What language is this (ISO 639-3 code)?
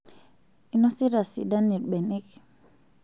mas